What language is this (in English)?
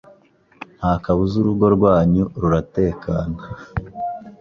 Kinyarwanda